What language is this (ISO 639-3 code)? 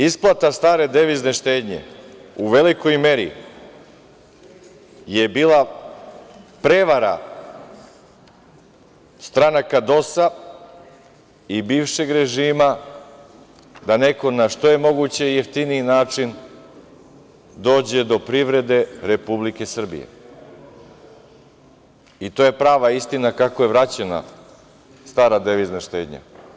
srp